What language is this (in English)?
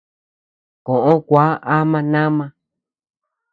Tepeuxila Cuicatec